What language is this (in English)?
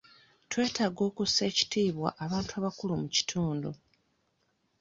Ganda